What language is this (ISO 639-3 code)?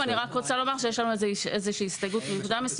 heb